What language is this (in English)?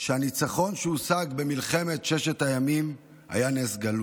Hebrew